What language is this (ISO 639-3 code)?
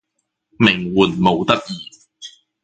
yue